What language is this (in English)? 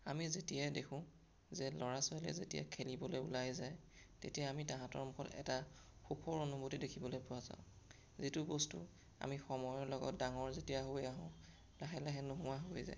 Assamese